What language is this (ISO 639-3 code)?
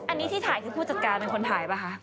tha